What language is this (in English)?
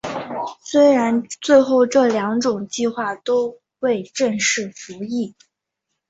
Chinese